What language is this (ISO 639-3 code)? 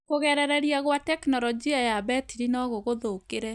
kik